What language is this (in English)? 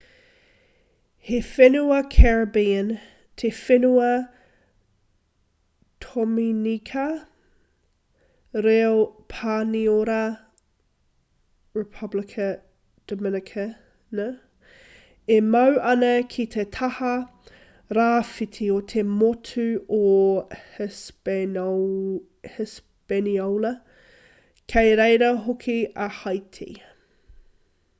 Māori